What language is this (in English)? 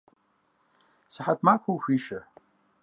Kabardian